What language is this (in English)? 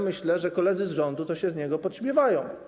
Polish